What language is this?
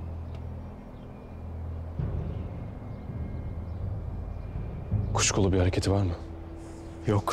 Turkish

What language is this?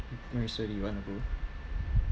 English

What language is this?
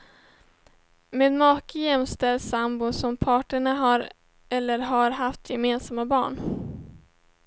Swedish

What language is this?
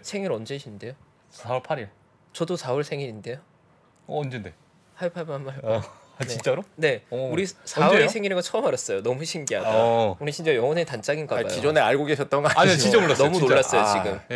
Korean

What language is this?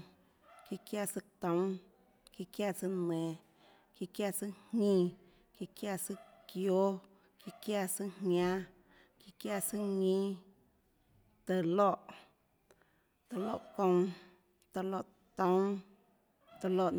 Tlacoatzintepec Chinantec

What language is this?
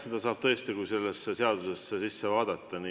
Estonian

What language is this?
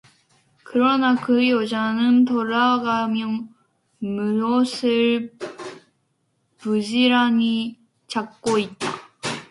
Korean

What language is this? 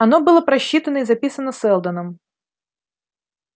Russian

